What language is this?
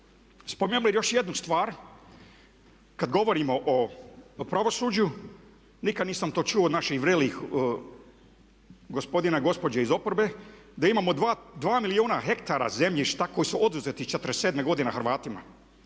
Croatian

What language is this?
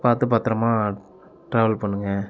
Tamil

